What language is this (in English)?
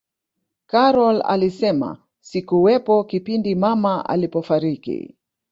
Swahili